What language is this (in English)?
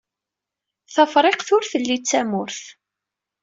Kabyle